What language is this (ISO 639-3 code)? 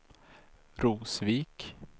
swe